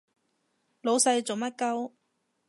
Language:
Cantonese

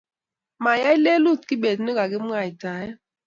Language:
Kalenjin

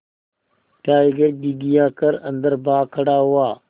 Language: Hindi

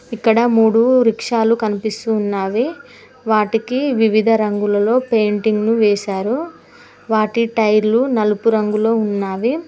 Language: Telugu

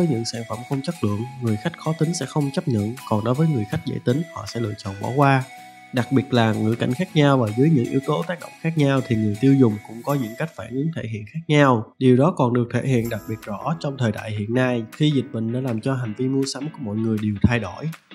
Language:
Vietnamese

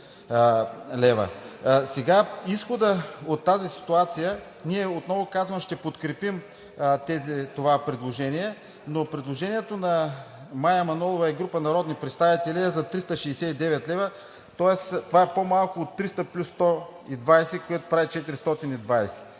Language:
Bulgarian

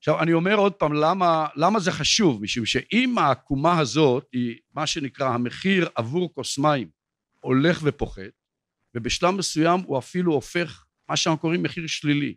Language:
Hebrew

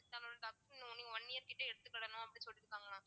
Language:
Tamil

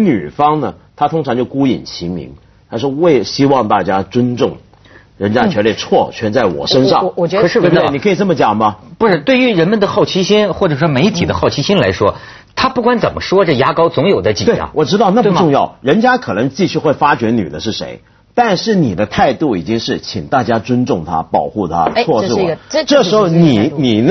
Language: Chinese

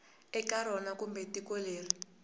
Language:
Tsonga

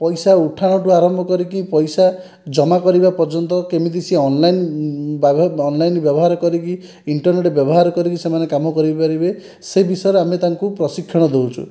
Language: Odia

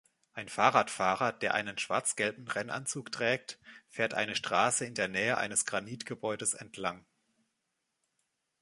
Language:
German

